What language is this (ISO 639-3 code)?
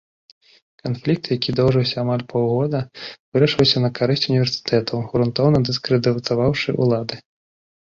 bel